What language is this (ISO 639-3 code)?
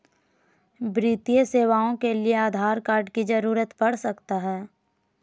mag